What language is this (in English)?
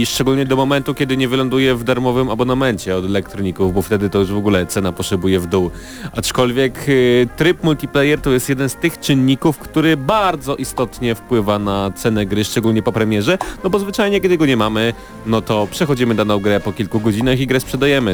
Polish